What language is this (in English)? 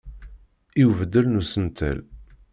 Kabyle